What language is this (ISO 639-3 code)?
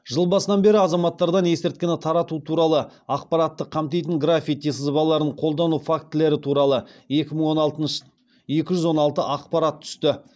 kaz